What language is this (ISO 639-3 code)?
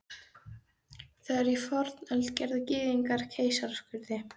isl